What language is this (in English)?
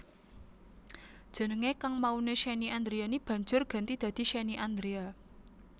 Javanese